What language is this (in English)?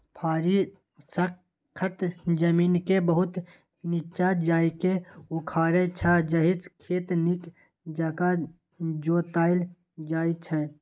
Maithili